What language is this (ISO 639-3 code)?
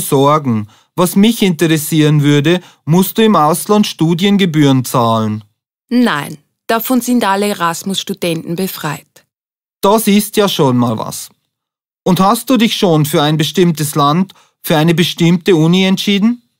deu